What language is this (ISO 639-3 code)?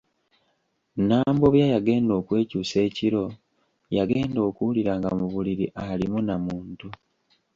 lug